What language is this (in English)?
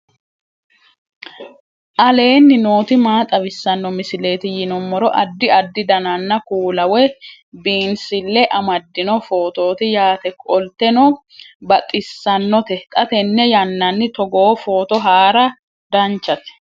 Sidamo